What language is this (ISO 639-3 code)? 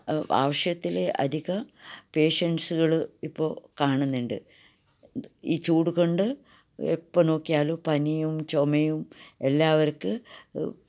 mal